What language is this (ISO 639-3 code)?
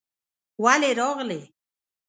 pus